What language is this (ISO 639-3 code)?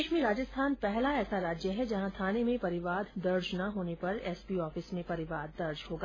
hin